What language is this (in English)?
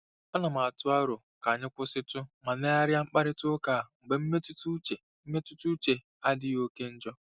Igbo